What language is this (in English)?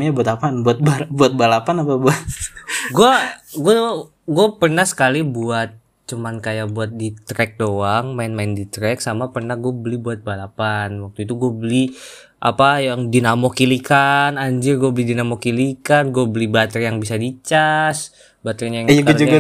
Indonesian